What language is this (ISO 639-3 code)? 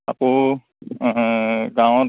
asm